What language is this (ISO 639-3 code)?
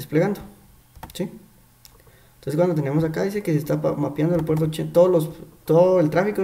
spa